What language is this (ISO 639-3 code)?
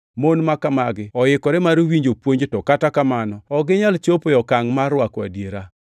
luo